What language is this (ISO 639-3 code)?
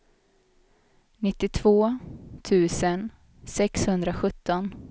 swe